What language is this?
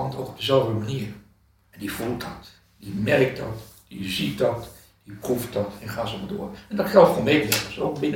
Dutch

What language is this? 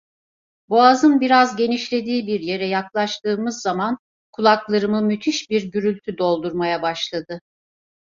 Turkish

